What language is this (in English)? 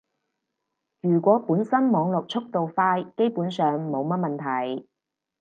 Cantonese